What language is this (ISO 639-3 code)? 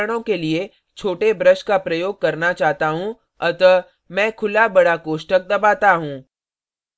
hin